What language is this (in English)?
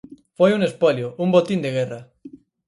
Galician